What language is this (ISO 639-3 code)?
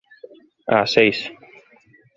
glg